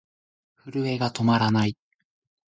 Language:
Japanese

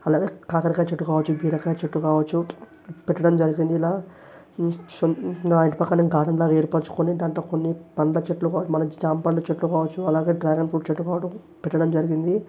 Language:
Telugu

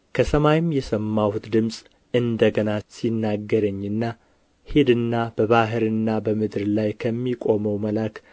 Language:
Amharic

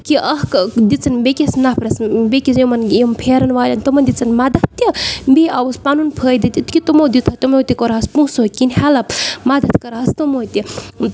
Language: Kashmiri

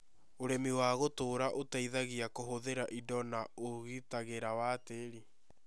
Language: Kikuyu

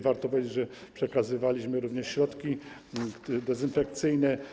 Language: Polish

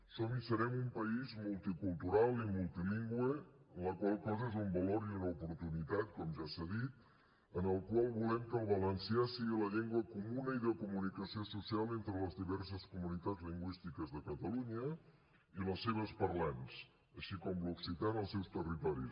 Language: Catalan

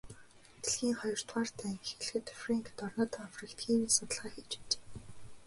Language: Mongolian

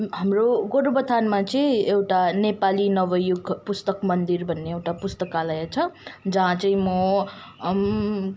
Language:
Nepali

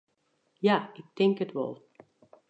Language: Western Frisian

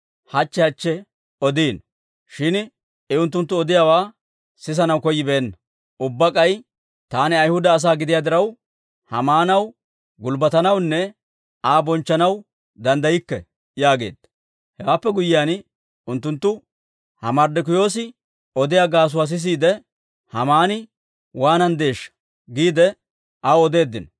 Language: Dawro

